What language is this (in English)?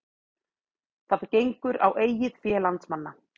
Icelandic